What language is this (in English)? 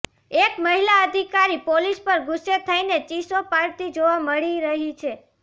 Gujarati